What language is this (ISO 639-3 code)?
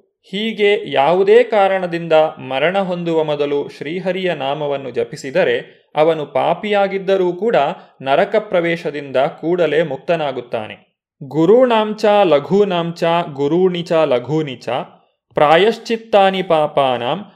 kan